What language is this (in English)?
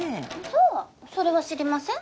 Japanese